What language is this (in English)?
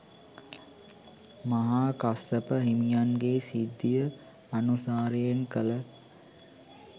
Sinhala